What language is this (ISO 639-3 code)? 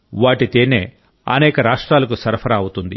tel